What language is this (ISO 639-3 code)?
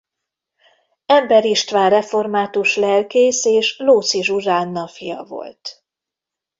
hun